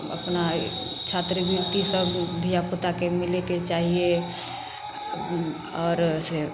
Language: Maithili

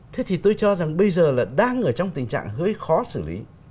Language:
Vietnamese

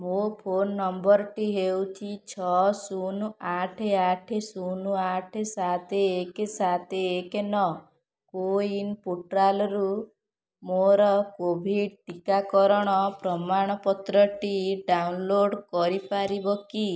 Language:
Odia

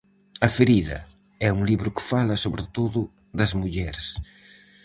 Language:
Galician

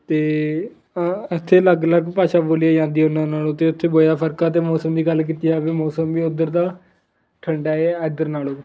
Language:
Punjabi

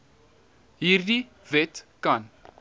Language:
Afrikaans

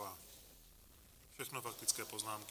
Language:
Czech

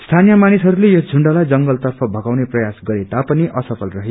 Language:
Nepali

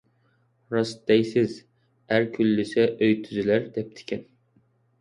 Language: Uyghur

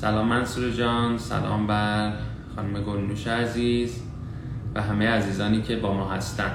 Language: Persian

